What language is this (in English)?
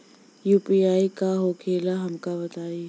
Bhojpuri